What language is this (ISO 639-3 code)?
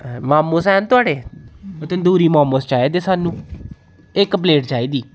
doi